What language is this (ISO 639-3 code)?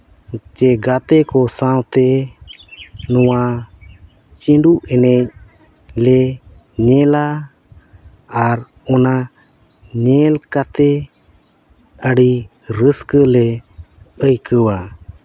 sat